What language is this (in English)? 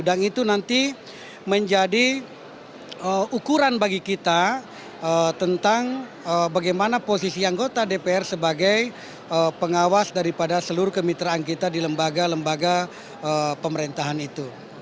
Indonesian